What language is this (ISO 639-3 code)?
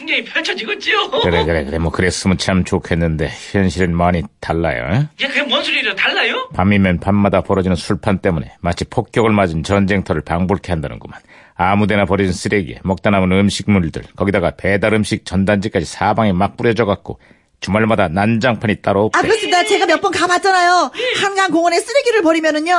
kor